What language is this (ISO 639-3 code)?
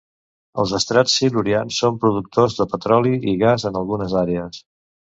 cat